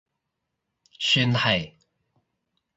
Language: Cantonese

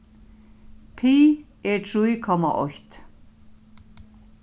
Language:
Faroese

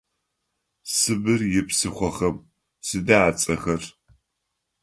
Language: Adyghe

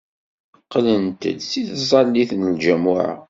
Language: Kabyle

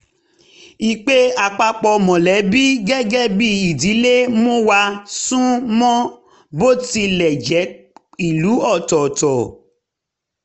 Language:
Yoruba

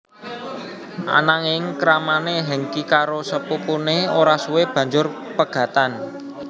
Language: Javanese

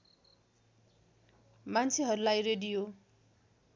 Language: Nepali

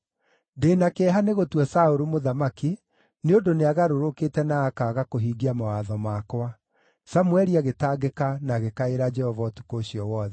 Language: Kikuyu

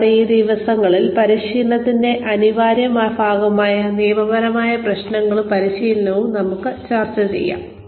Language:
Malayalam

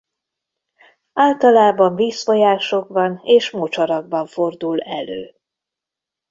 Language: Hungarian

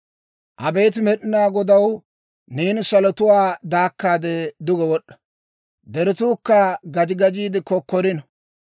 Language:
Dawro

